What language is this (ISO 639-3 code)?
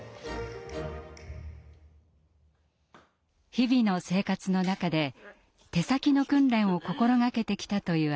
jpn